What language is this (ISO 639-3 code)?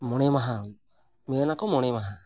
sat